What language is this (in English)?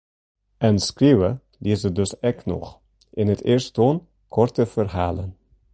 Western Frisian